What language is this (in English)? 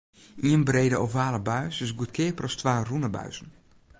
Western Frisian